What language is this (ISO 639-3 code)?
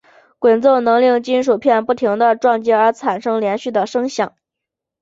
zho